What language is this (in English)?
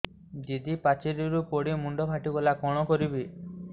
Odia